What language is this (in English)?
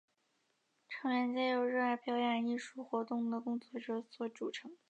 Chinese